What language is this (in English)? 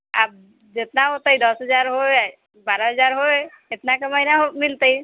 Maithili